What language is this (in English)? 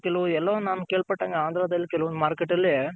Kannada